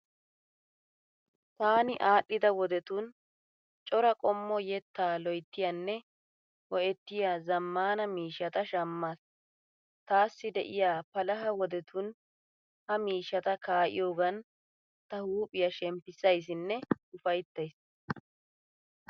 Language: Wolaytta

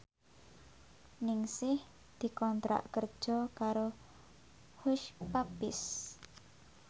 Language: Javanese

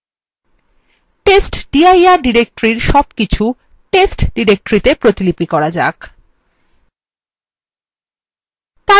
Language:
Bangla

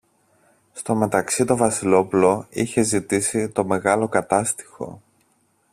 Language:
Greek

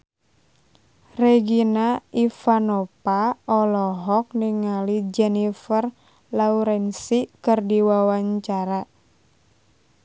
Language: Sundanese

